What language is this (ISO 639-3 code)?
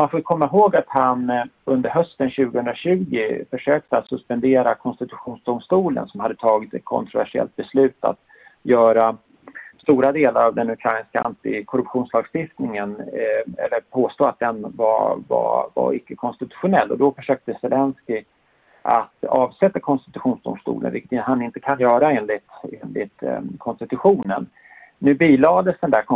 swe